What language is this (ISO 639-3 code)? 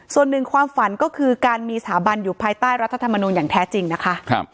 tha